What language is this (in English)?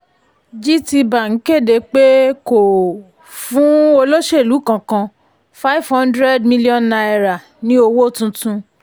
Yoruba